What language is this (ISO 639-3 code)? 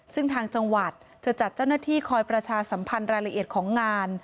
tha